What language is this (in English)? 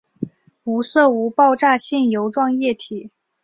Chinese